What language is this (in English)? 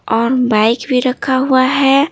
Hindi